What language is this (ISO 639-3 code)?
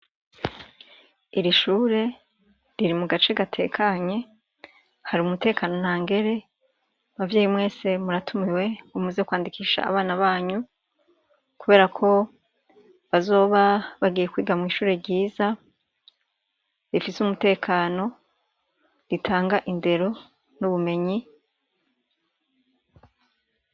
run